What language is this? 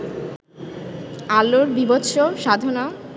Bangla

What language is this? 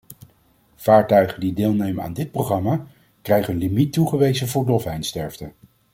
Dutch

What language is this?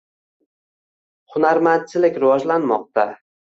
Uzbek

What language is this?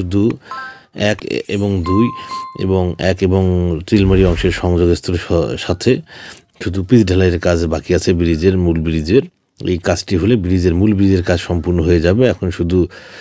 Bangla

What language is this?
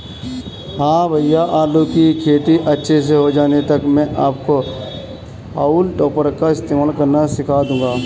Hindi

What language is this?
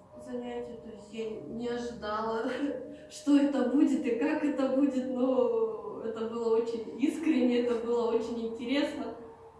Russian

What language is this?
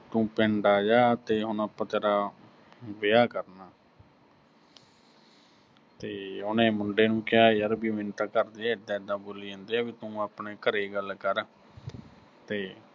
Punjabi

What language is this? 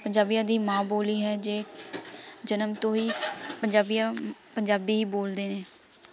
Punjabi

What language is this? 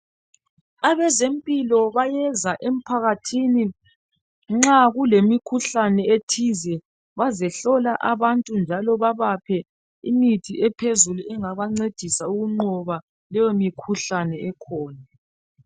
North Ndebele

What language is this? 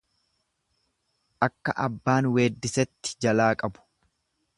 Oromo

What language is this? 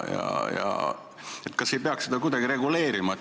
Estonian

